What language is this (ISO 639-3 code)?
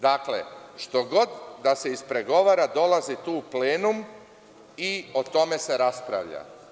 srp